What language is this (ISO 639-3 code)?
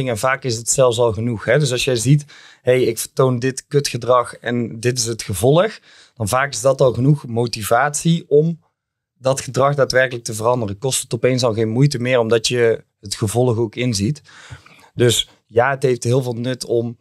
nld